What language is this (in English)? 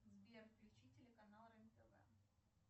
Russian